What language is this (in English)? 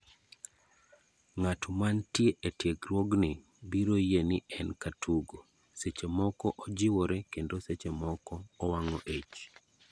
Luo (Kenya and Tanzania)